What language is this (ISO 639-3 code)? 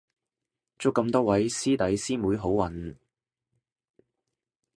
yue